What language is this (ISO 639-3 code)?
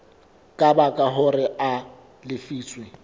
sot